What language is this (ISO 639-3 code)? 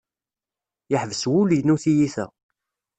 kab